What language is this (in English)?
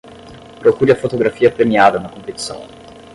Portuguese